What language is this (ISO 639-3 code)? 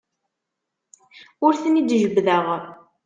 kab